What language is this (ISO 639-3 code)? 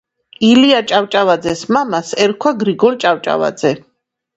kat